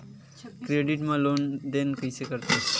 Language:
Chhattisgarhi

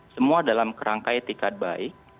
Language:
Indonesian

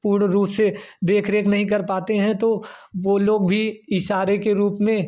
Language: Hindi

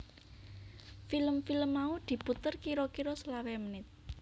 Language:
Javanese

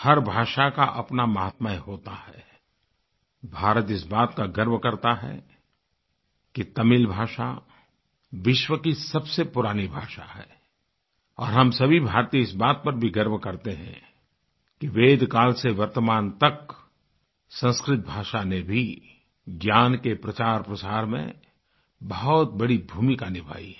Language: Hindi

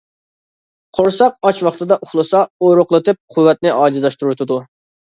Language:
Uyghur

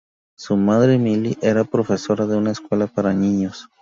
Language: Spanish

